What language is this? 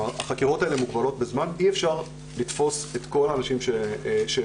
Hebrew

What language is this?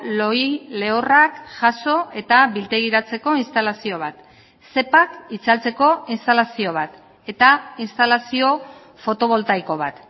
Basque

